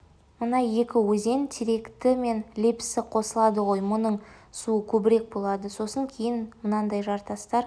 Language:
Kazakh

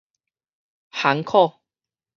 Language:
Min Nan Chinese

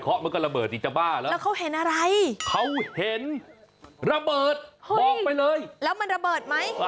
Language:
Thai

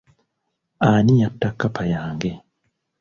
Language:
Ganda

